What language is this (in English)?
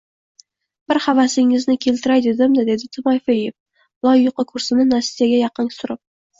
Uzbek